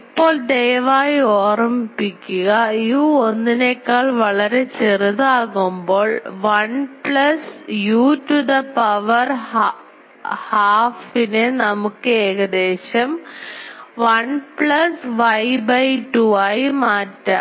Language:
Malayalam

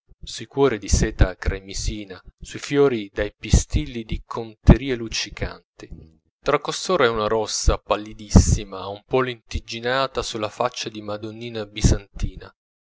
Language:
Italian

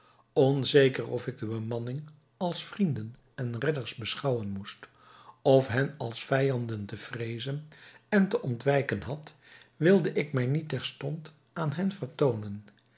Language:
Dutch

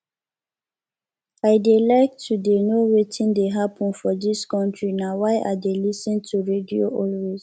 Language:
Nigerian Pidgin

